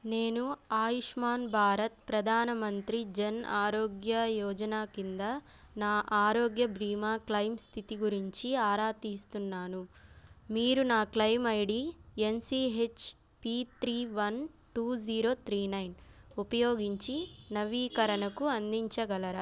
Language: Telugu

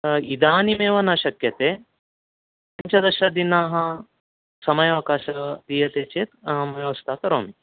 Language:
Sanskrit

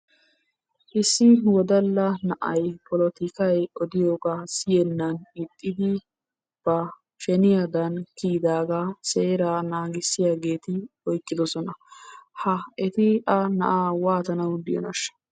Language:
Wolaytta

